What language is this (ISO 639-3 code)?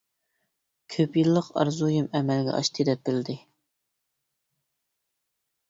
uig